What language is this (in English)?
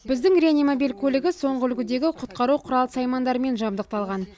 Kazakh